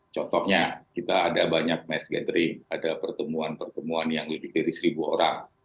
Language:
Indonesian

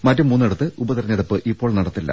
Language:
Malayalam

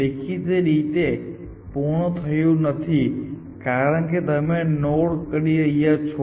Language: Gujarati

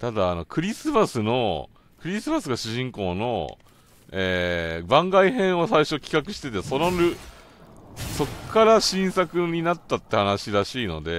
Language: Japanese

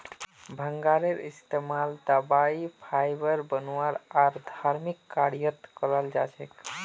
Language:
Magahi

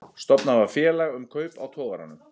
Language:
Icelandic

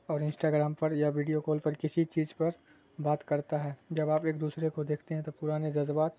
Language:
Urdu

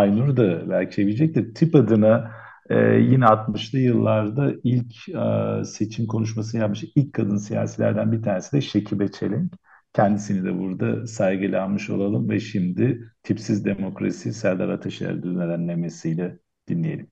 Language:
Turkish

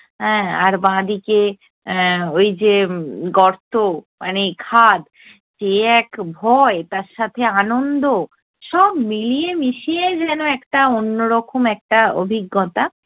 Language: Bangla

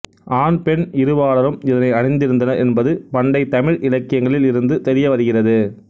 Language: Tamil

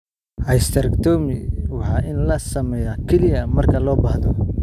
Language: Somali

